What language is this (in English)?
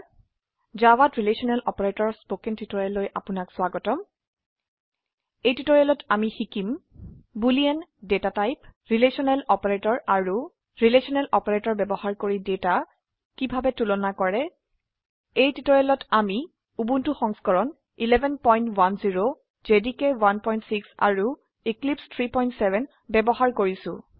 Assamese